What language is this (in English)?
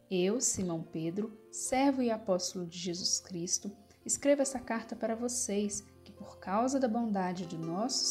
Portuguese